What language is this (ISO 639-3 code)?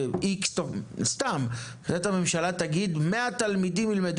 heb